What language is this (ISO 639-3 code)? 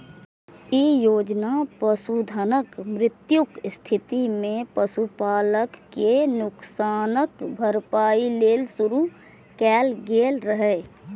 mai